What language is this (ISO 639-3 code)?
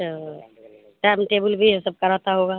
urd